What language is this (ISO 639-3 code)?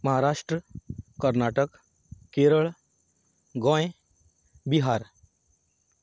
kok